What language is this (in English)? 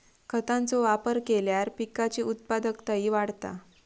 Marathi